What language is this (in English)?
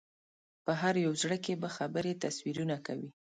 Pashto